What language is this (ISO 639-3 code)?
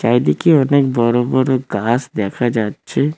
ben